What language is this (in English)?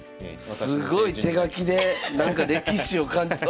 Japanese